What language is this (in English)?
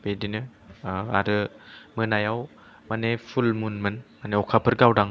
Bodo